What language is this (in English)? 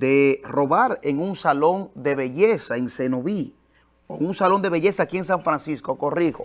Spanish